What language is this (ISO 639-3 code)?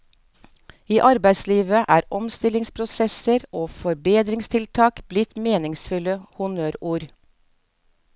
nor